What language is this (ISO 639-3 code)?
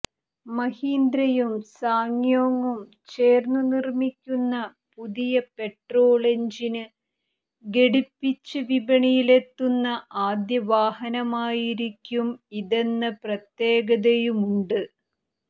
mal